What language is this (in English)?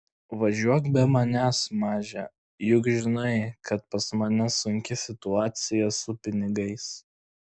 Lithuanian